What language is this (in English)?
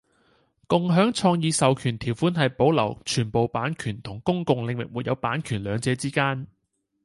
Cantonese